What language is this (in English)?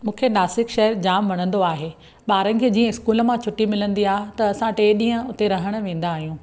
Sindhi